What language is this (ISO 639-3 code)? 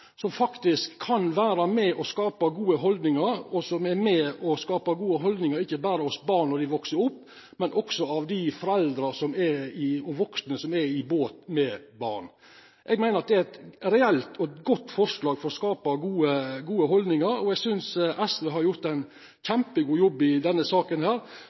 nno